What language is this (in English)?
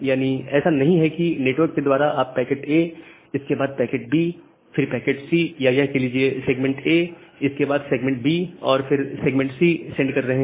Hindi